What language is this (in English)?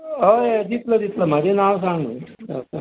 Konkani